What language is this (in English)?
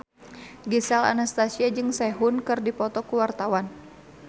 Sundanese